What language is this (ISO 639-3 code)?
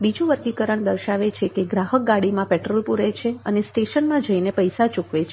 guj